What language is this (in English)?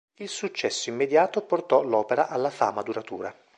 Italian